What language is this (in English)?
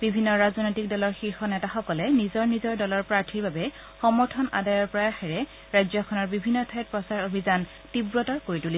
Assamese